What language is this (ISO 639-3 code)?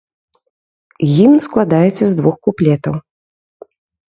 bel